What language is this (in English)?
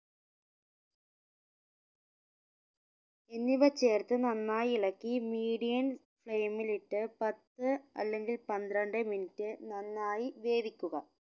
Malayalam